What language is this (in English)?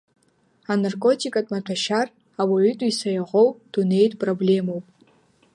Abkhazian